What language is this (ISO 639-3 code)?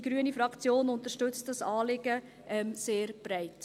gsw